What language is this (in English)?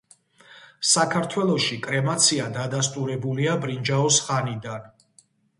Georgian